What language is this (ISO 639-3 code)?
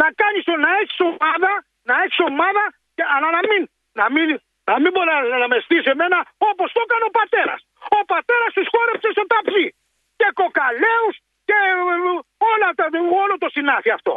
ell